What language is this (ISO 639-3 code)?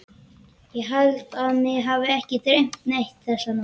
isl